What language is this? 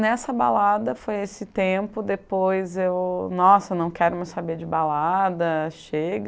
Portuguese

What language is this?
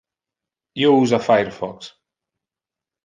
Interlingua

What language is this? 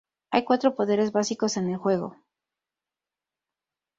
Spanish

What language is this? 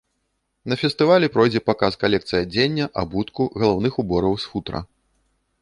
Belarusian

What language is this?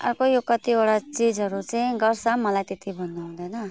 Nepali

